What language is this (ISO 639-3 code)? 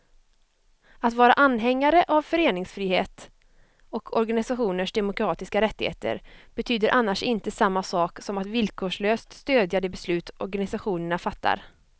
swe